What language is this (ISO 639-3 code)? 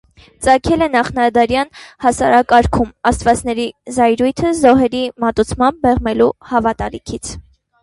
hye